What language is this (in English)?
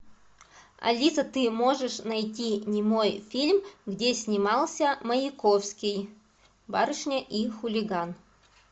Russian